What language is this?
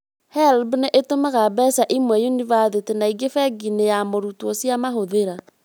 Kikuyu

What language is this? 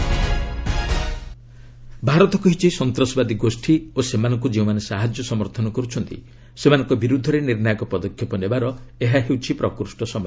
Odia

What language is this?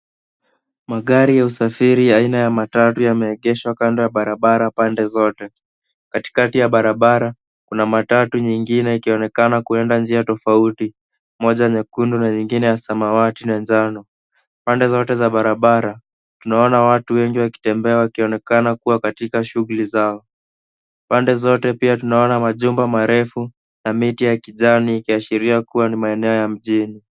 Swahili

